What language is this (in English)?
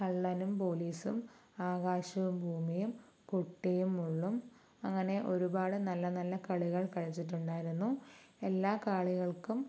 Malayalam